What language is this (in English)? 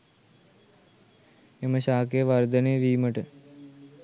Sinhala